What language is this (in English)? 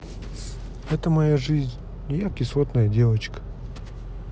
Russian